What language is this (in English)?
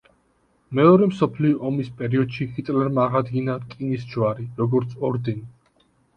Georgian